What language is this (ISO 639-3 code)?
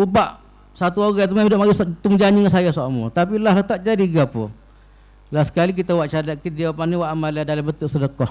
msa